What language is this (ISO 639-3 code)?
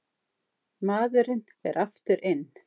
isl